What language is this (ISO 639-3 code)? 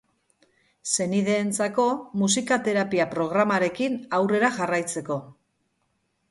eus